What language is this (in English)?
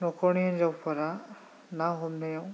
Bodo